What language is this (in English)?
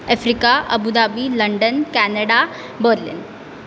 Marathi